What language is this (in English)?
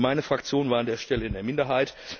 German